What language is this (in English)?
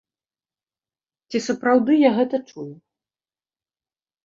Belarusian